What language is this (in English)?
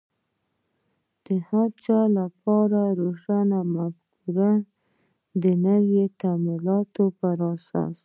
Pashto